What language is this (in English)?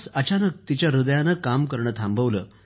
Marathi